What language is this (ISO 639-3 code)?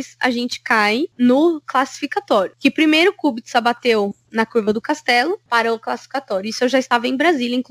por